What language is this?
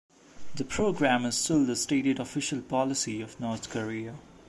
English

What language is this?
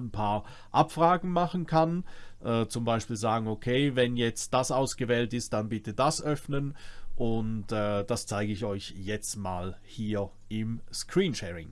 German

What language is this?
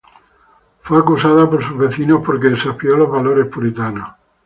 Spanish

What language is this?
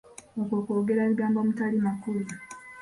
Ganda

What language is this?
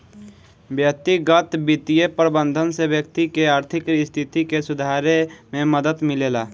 Bhojpuri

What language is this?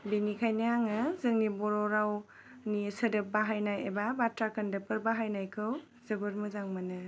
Bodo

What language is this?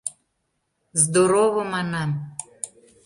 Mari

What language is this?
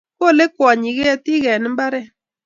Kalenjin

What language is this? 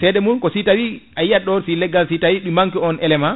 Fula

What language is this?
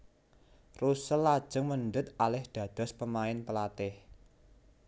Javanese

